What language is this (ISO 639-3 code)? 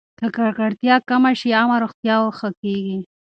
pus